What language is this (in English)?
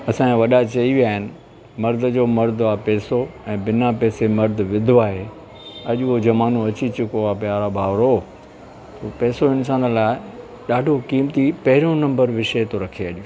Sindhi